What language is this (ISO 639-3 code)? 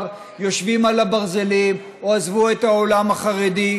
heb